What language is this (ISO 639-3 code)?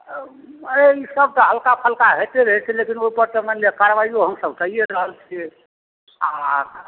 mai